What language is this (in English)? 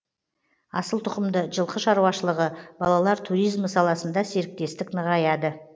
Kazakh